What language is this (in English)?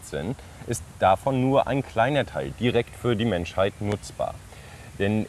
German